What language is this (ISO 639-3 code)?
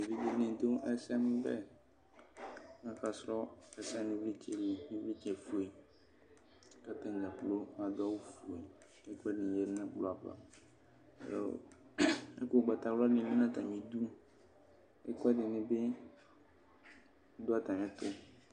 kpo